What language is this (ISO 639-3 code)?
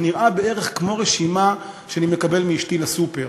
heb